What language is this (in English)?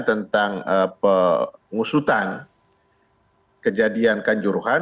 Indonesian